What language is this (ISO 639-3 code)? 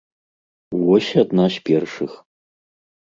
bel